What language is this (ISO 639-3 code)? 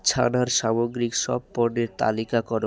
ben